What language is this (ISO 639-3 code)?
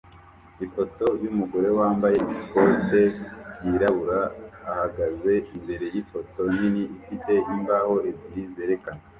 kin